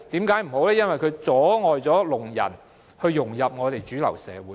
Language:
Cantonese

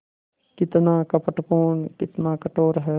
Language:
Hindi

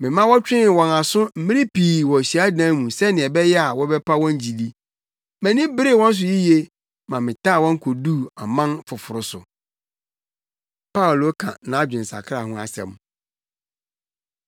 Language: Akan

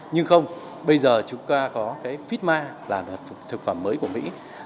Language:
Vietnamese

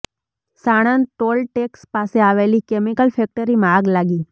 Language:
Gujarati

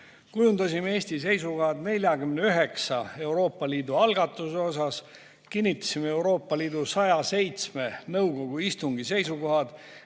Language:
Estonian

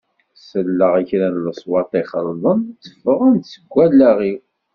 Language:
Kabyle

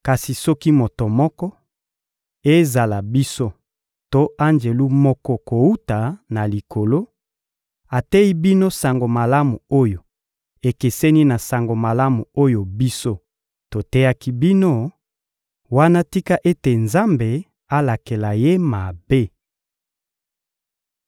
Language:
Lingala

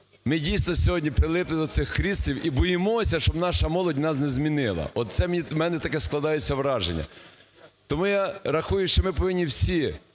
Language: Ukrainian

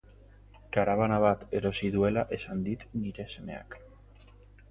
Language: Basque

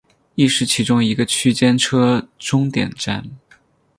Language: Chinese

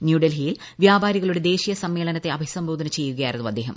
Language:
Malayalam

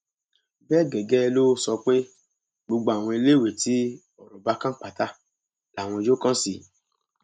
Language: Yoruba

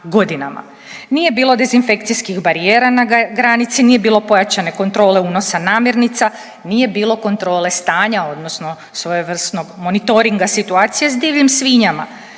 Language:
Croatian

